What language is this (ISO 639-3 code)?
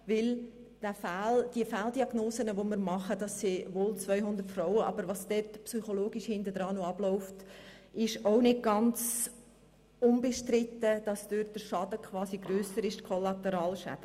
gsw